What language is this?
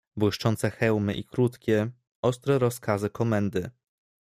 Polish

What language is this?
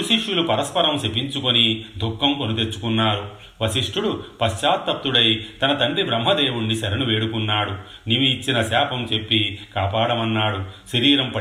Telugu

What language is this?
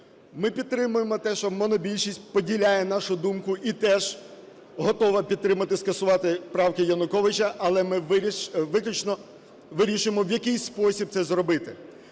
Ukrainian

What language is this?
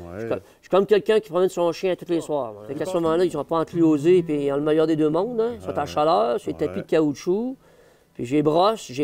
French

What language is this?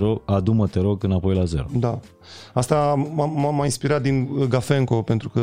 Romanian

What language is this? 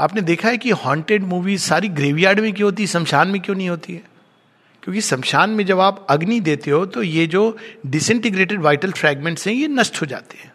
Hindi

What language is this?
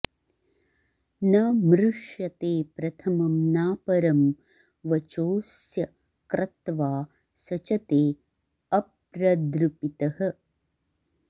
Sanskrit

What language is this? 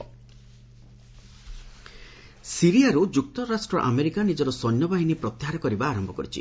Odia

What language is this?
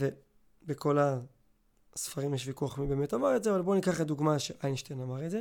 Hebrew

